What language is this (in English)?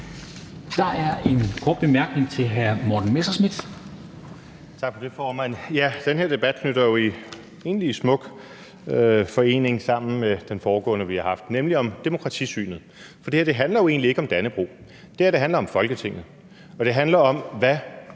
Danish